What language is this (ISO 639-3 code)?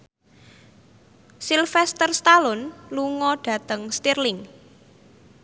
jav